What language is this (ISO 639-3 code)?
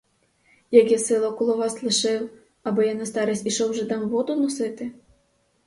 ukr